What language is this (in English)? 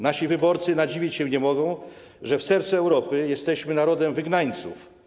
Polish